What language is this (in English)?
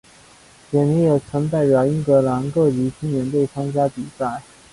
Chinese